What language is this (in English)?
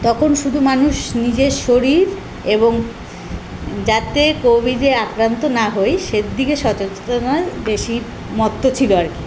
Bangla